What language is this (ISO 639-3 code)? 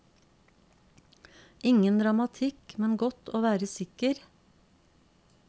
nor